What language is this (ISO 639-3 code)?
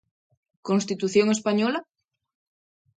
glg